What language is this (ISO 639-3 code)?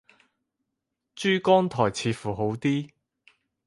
yue